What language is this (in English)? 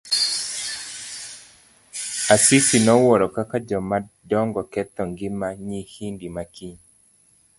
Luo (Kenya and Tanzania)